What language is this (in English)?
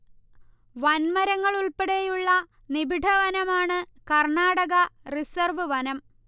Malayalam